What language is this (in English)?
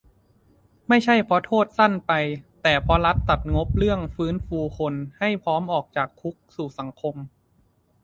Thai